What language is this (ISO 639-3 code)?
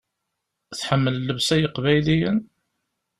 kab